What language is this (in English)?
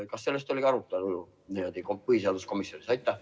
Estonian